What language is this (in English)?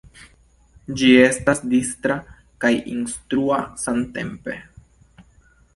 Esperanto